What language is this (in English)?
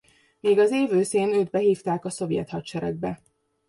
Hungarian